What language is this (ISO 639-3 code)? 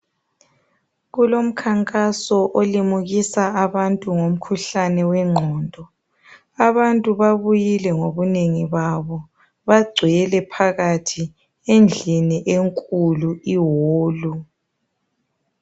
nde